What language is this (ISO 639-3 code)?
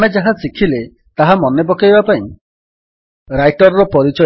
ori